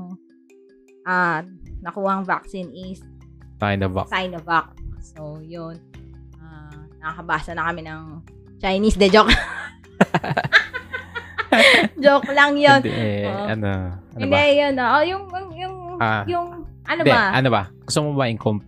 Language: Filipino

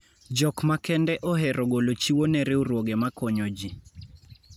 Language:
Luo (Kenya and Tanzania)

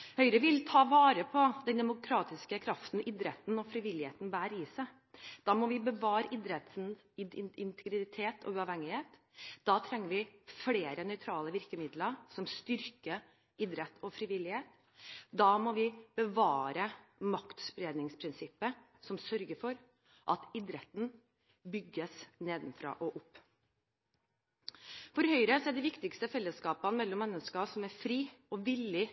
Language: Norwegian Bokmål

